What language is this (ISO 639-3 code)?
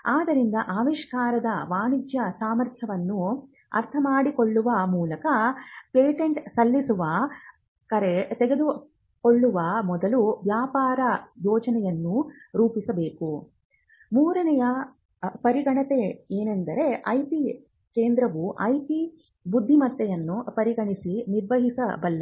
kan